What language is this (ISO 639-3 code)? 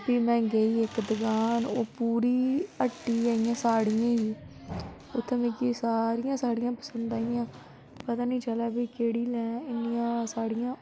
doi